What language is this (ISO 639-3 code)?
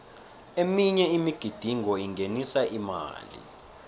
nbl